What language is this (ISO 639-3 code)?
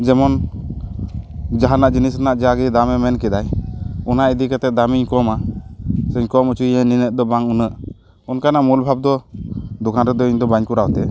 sat